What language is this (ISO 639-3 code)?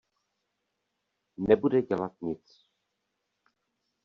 ces